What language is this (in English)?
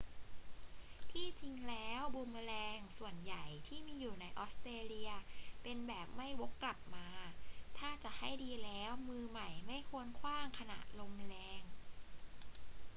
Thai